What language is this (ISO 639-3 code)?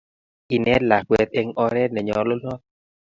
kln